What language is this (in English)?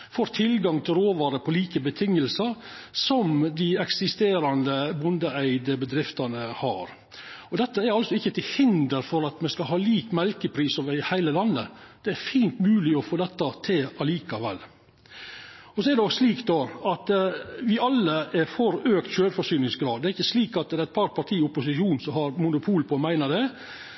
Norwegian Nynorsk